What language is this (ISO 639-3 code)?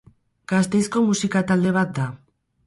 eus